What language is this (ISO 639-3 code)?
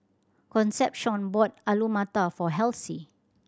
eng